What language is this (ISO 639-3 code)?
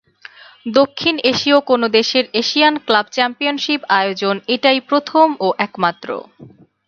ben